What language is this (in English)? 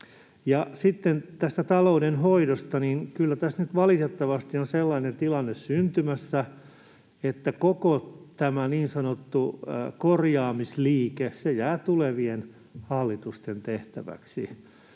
Finnish